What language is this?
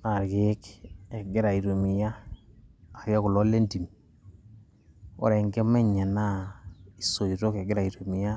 Masai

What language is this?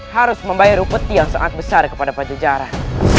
Indonesian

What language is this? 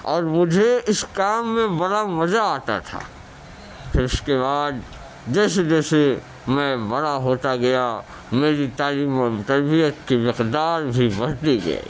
Urdu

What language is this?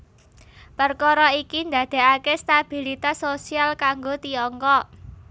Javanese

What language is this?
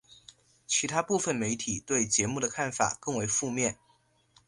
Chinese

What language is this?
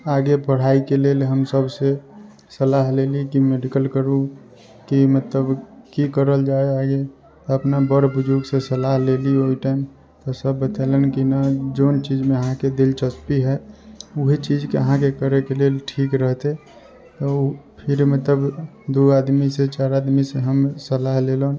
Maithili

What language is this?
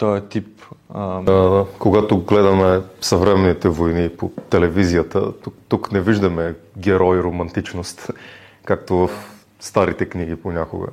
Bulgarian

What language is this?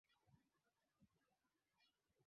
Swahili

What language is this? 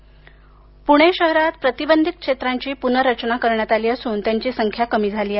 Marathi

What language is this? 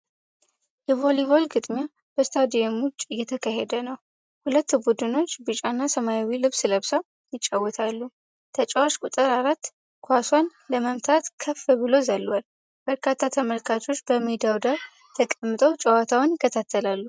Amharic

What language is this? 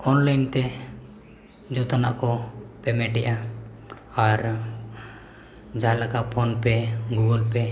Santali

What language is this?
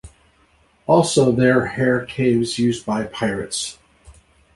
English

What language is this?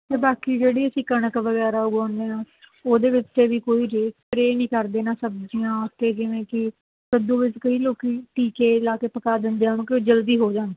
Punjabi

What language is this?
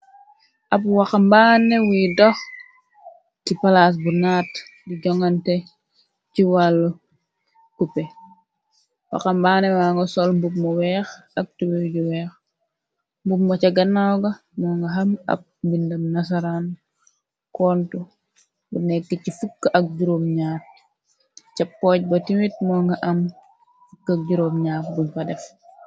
Wolof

